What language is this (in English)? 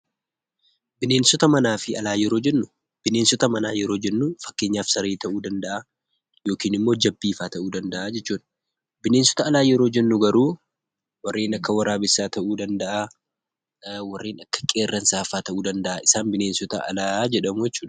Oromo